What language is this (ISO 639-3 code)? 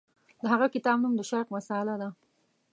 pus